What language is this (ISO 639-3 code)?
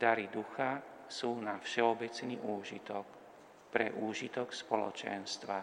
slk